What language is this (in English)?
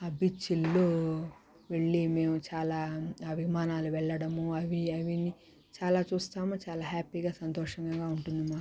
Telugu